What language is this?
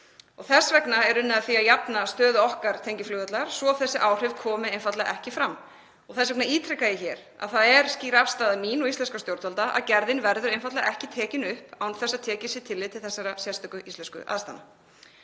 Icelandic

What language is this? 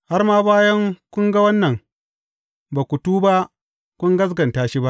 Hausa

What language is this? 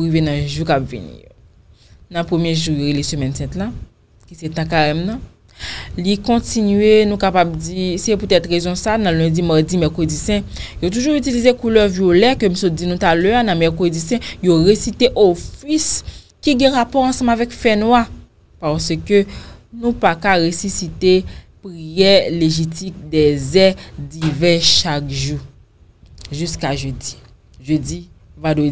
French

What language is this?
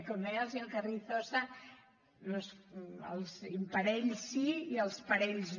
Catalan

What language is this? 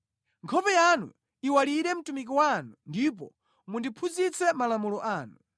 Nyanja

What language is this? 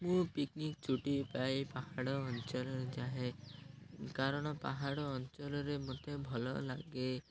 Odia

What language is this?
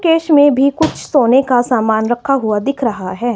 Hindi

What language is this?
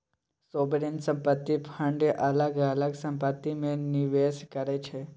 Maithili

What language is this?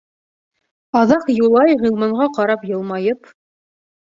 Bashkir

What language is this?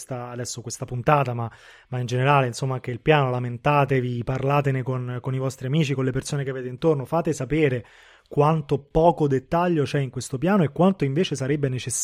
Italian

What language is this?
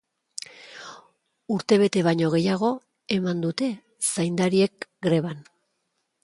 Basque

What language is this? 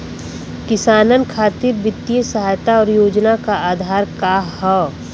Bhojpuri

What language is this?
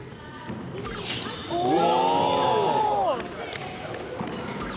Japanese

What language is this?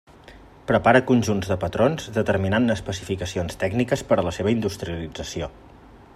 Catalan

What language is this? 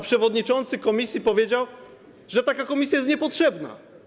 Polish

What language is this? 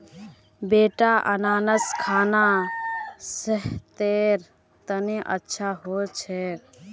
Magahi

